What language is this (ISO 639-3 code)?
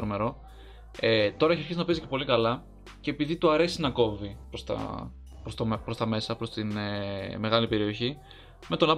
ell